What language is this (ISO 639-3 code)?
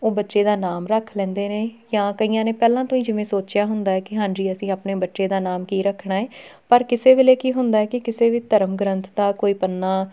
pan